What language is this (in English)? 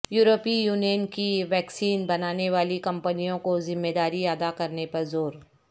Urdu